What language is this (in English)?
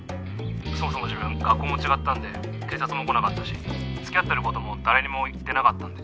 Japanese